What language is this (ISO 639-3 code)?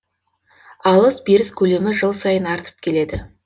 kaz